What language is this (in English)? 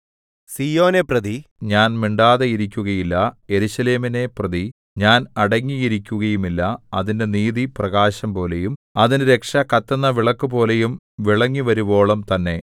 Malayalam